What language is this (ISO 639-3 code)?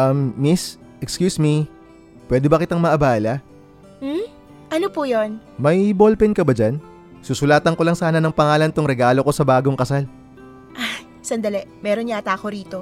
fil